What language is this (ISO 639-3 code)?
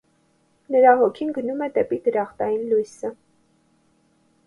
hye